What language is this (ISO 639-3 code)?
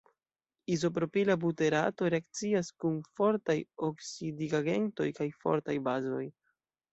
epo